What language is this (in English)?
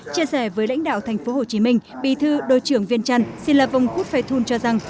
Vietnamese